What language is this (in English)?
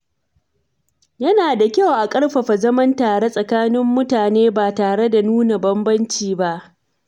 Hausa